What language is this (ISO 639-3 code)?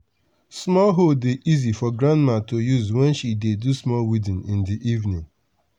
pcm